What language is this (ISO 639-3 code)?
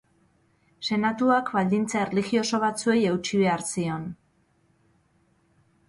eus